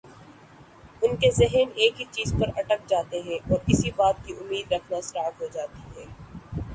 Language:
Urdu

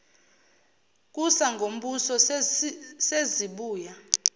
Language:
Zulu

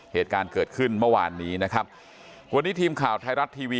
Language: Thai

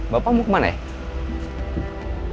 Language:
Indonesian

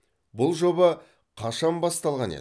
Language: Kazakh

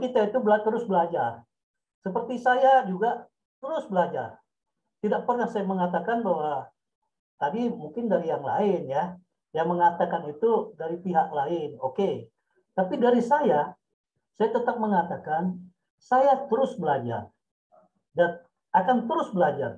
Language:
Indonesian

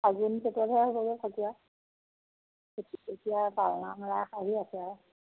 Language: Assamese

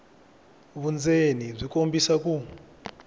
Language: Tsonga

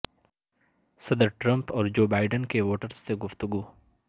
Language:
Urdu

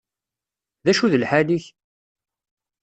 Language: Kabyle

